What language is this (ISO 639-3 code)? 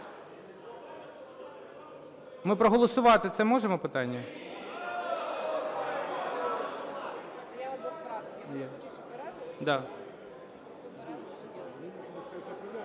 ukr